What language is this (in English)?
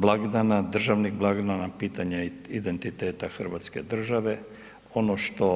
Croatian